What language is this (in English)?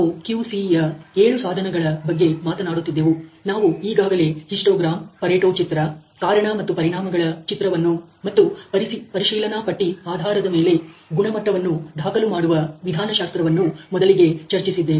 Kannada